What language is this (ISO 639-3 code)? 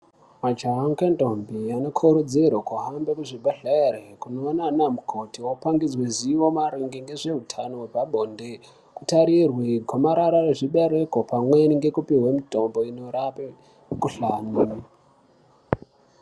ndc